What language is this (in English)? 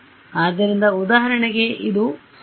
Kannada